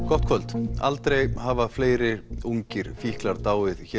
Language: Icelandic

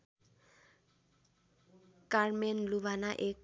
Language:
Nepali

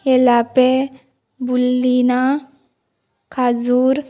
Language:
Konkani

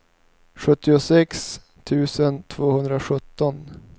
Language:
Swedish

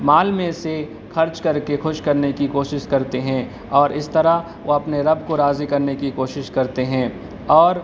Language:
Urdu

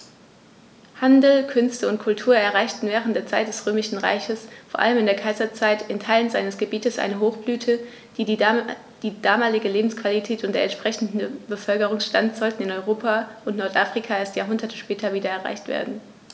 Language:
German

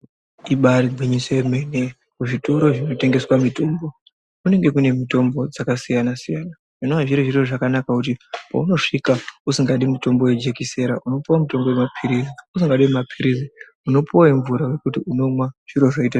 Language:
Ndau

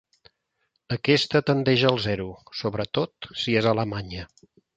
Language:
Catalan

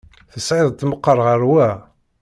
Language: Kabyle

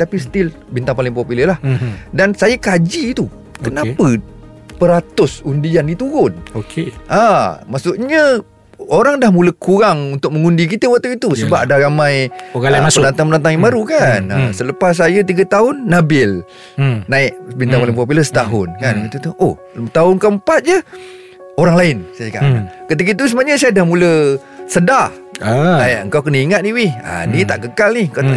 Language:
Malay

